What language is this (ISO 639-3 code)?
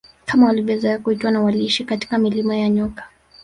swa